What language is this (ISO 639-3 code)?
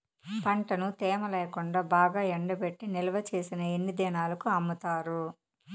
tel